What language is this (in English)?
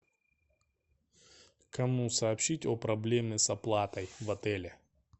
Russian